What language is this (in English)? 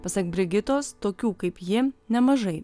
Lithuanian